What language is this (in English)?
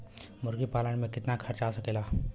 Bhojpuri